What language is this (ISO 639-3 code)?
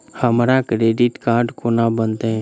mai